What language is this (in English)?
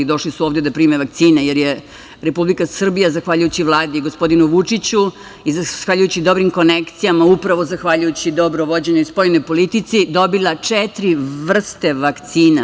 Serbian